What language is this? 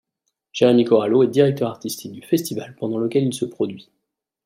French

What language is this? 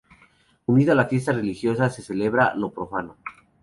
Spanish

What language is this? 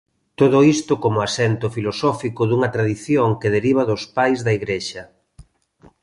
Galician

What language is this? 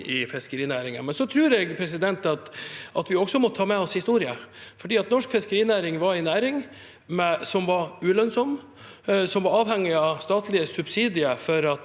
Norwegian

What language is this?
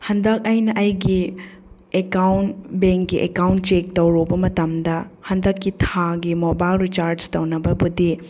Manipuri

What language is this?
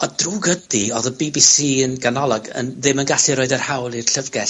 Welsh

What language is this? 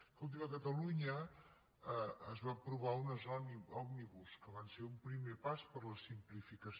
Catalan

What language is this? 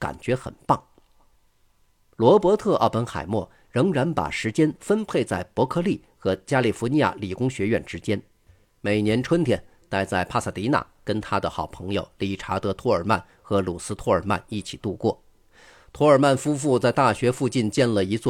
Chinese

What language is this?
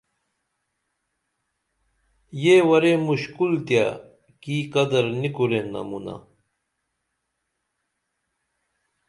Dameli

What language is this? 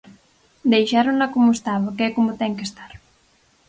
Galician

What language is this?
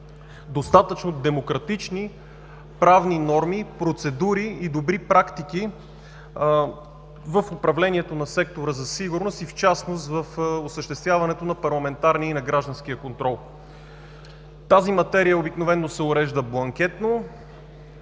Bulgarian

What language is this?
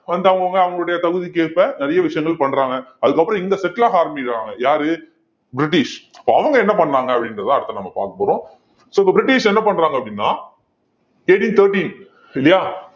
Tamil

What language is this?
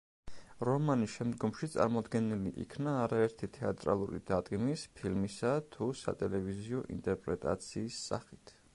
Georgian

